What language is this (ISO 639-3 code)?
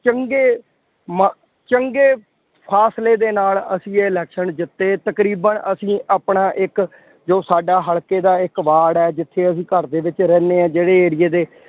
pan